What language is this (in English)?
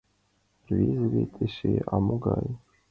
Mari